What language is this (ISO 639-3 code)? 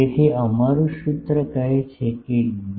guj